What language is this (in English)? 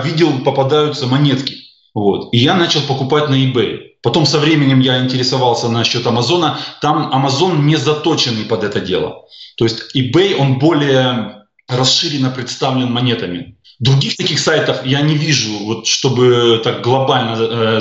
Russian